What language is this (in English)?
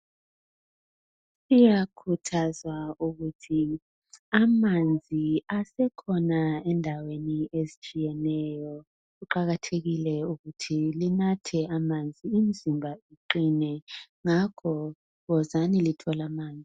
North Ndebele